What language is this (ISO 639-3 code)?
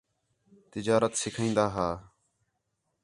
xhe